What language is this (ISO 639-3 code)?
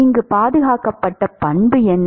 tam